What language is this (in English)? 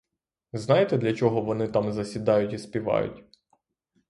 Ukrainian